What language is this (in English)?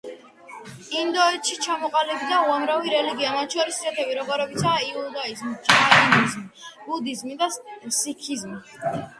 Georgian